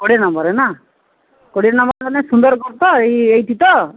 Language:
Odia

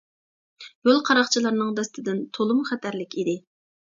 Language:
Uyghur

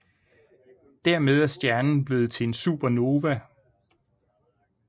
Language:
Danish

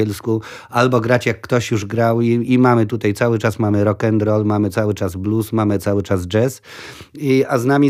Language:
Polish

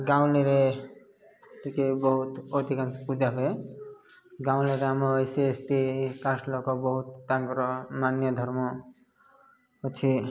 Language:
Odia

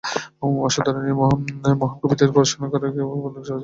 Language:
Bangla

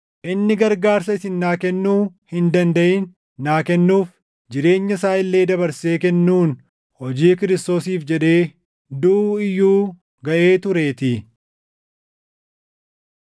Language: Oromo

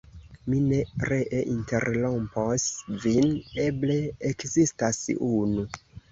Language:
Esperanto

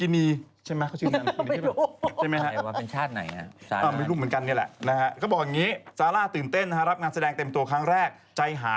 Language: Thai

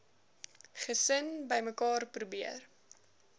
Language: Afrikaans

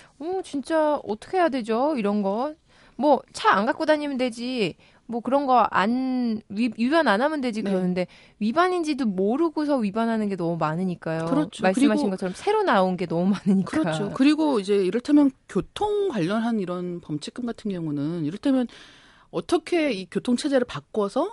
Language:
Korean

